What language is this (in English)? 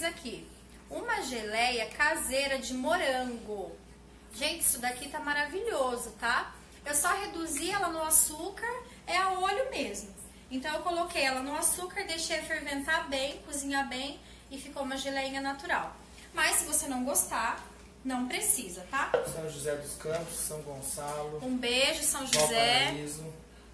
Portuguese